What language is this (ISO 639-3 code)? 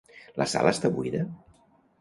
cat